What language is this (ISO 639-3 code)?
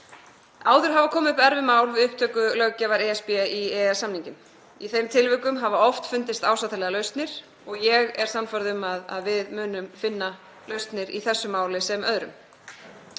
isl